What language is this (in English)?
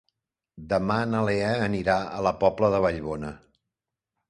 Catalan